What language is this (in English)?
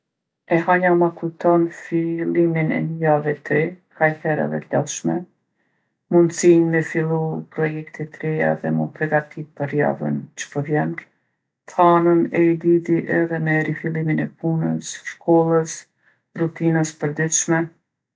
Gheg Albanian